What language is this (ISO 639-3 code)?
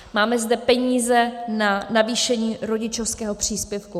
ces